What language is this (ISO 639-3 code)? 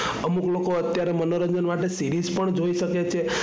guj